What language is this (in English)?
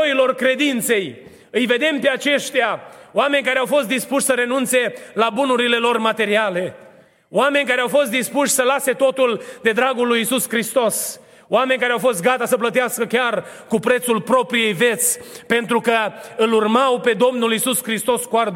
Romanian